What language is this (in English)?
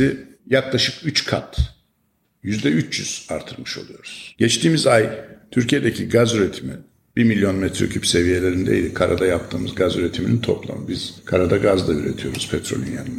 Turkish